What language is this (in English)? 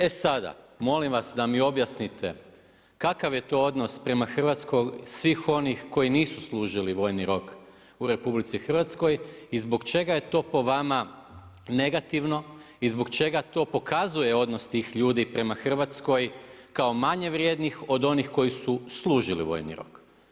Croatian